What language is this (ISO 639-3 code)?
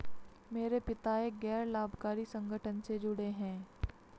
hin